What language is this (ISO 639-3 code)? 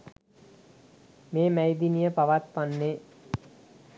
sin